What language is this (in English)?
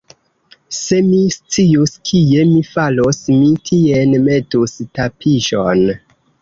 Esperanto